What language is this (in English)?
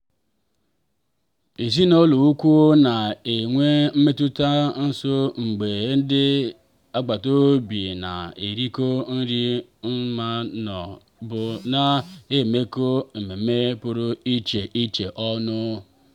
Igbo